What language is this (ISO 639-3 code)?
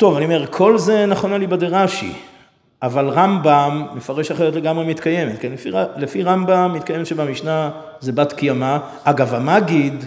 heb